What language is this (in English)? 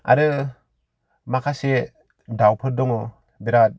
Bodo